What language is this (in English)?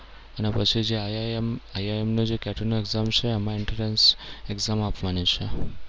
Gujarati